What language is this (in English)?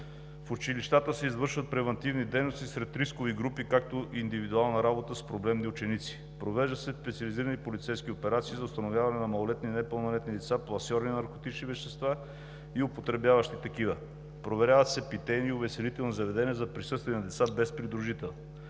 Bulgarian